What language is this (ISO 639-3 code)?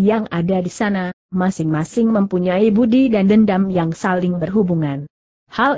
ind